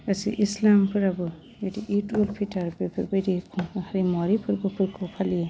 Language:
Bodo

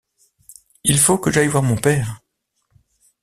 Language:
French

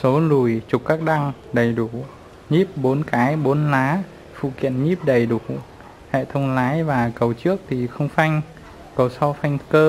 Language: Vietnamese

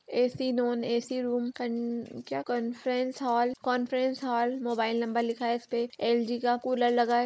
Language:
Magahi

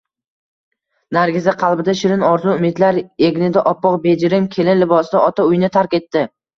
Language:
Uzbek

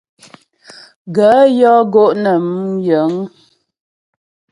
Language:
Ghomala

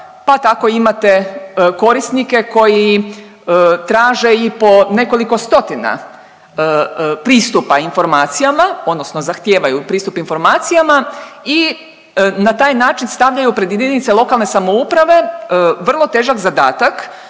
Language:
Croatian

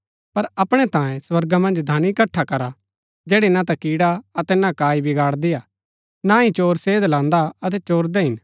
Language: Gaddi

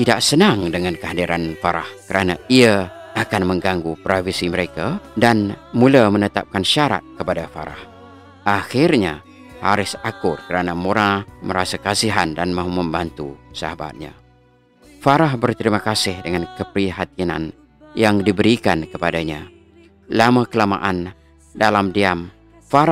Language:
Malay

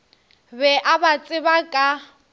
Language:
Northern Sotho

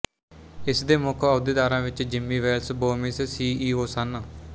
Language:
Punjabi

